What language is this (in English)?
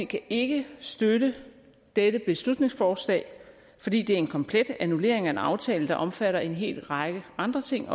Danish